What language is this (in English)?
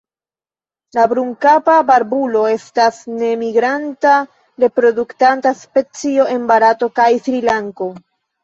Esperanto